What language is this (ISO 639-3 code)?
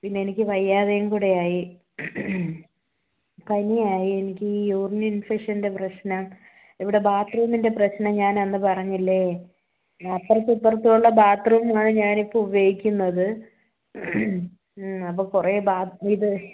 mal